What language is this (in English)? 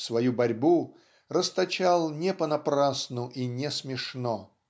Russian